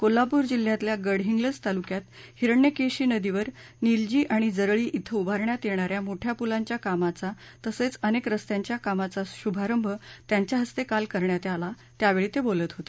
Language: Marathi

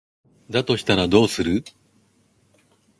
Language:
Japanese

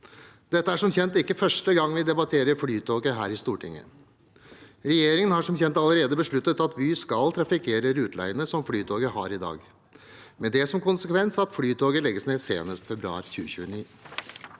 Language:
Norwegian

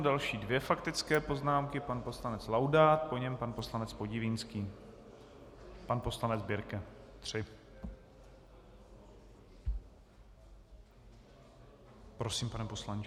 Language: Czech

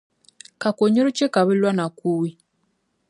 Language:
Dagbani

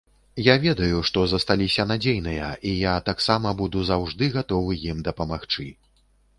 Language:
Belarusian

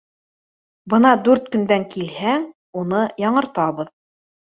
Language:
Bashkir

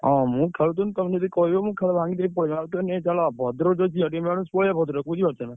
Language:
Odia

